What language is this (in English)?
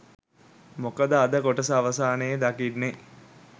Sinhala